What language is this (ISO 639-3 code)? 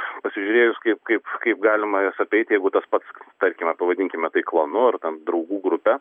lit